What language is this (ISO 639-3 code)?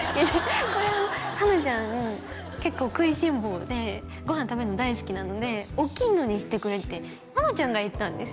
jpn